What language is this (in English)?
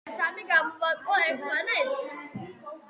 Georgian